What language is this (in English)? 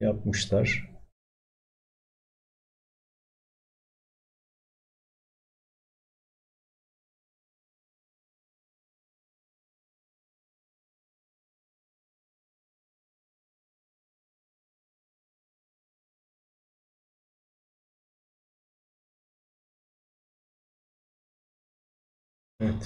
Turkish